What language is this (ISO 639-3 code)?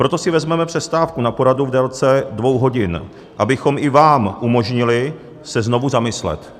ces